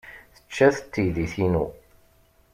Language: Kabyle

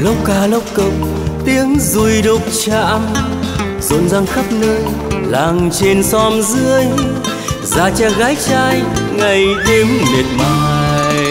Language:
Vietnamese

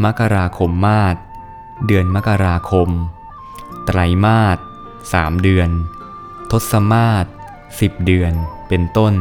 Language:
Thai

